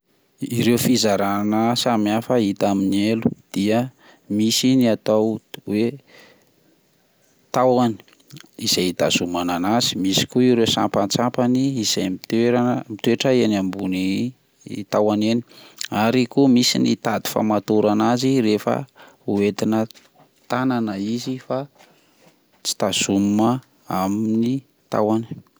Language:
Malagasy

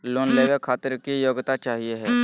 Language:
Magahi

